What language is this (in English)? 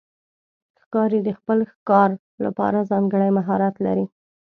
Pashto